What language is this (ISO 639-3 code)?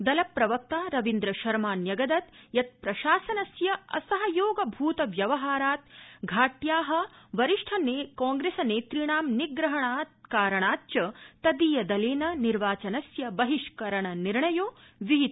san